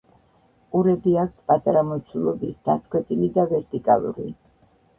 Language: Georgian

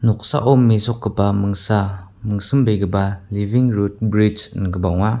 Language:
Garo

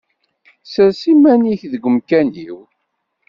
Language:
Kabyle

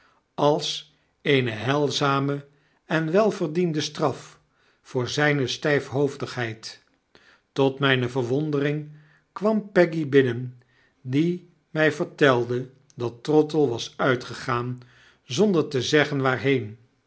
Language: Dutch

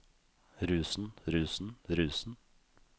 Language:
Norwegian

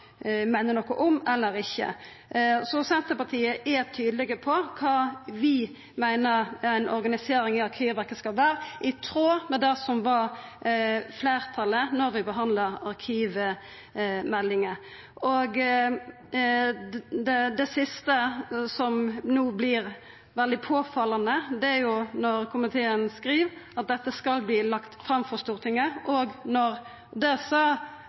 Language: Norwegian Nynorsk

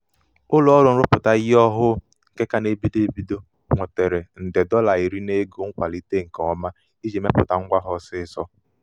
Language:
Igbo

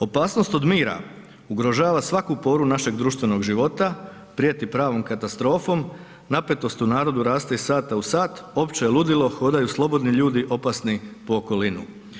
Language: Croatian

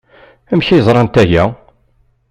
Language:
Kabyle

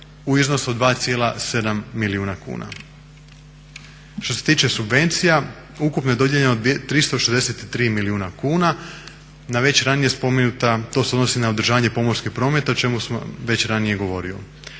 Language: Croatian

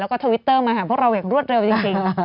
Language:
Thai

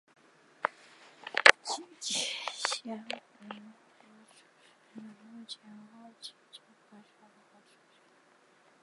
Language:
Chinese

